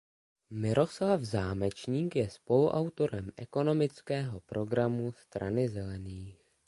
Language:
Czech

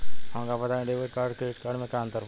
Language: Bhojpuri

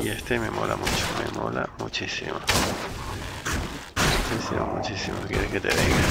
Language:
Spanish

